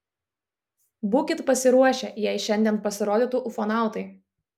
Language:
Lithuanian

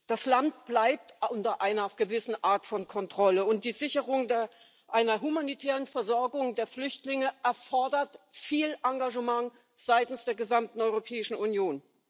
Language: German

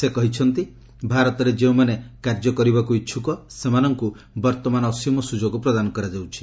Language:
Odia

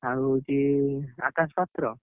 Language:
Odia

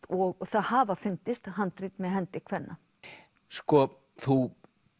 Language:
Icelandic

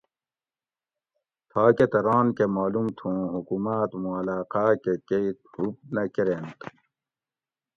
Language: Gawri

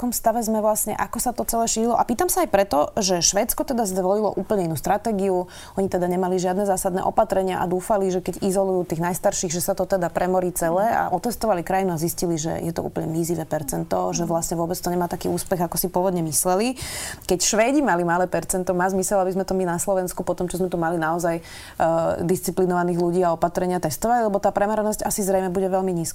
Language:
Slovak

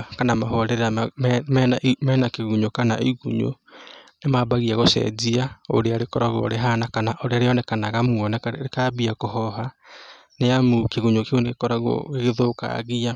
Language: Kikuyu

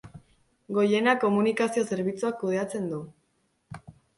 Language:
Basque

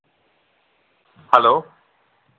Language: Dogri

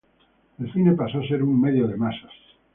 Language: Spanish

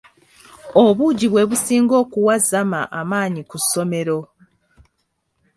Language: Ganda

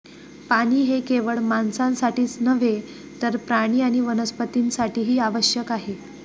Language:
Marathi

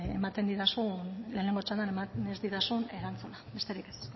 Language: Basque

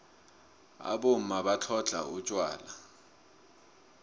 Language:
South Ndebele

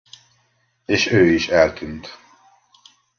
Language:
Hungarian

